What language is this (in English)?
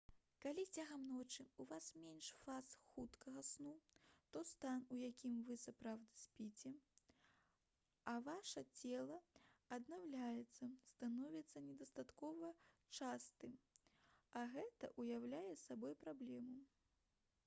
Belarusian